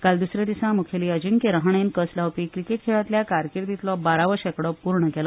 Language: Konkani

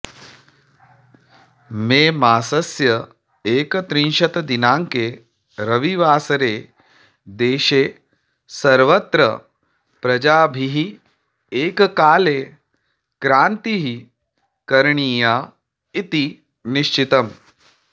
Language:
Sanskrit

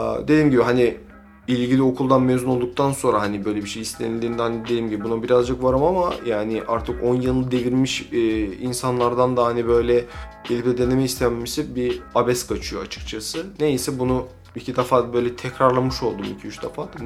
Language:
Turkish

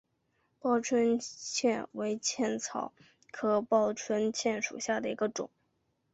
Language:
Chinese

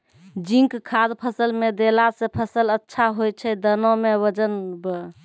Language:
Maithili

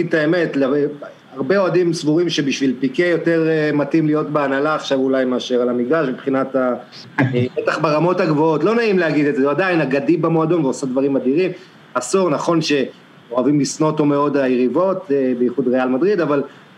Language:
Hebrew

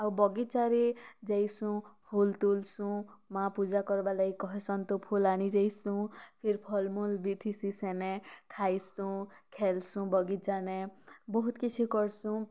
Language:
Odia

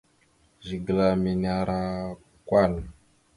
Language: Mada (Cameroon)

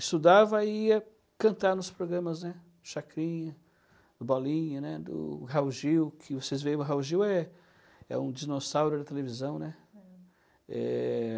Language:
Portuguese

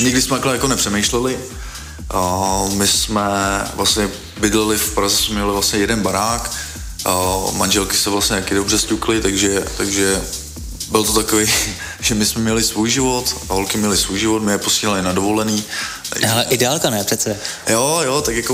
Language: Czech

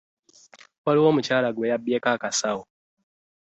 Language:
Ganda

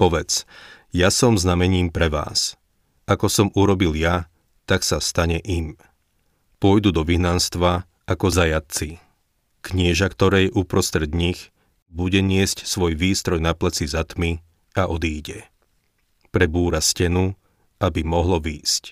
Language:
Slovak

